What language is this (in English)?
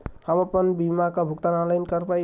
Bhojpuri